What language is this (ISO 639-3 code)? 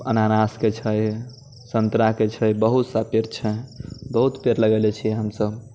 mai